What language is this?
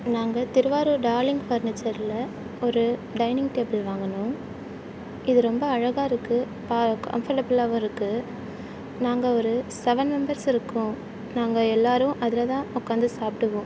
Tamil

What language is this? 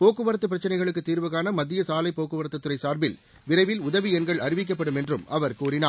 Tamil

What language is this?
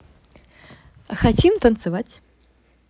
Russian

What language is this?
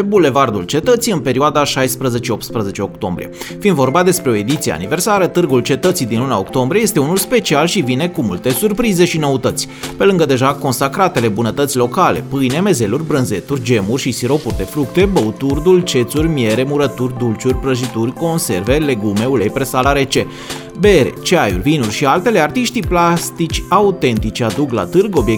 Romanian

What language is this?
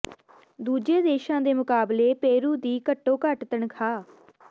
Punjabi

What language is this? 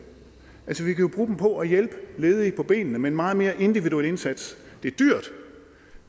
Danish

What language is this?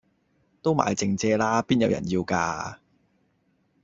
Cantonese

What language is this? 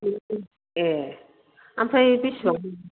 Bodo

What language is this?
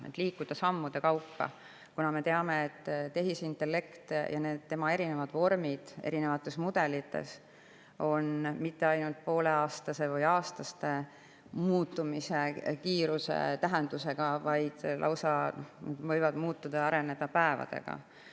Estonian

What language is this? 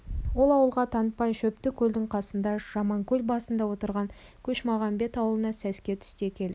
Kazakh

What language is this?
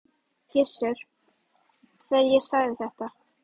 Icelandic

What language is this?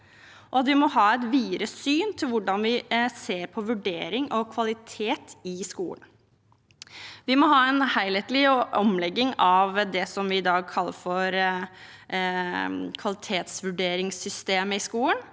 Norwegian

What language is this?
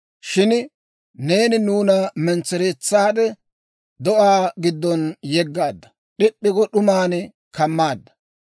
Dawro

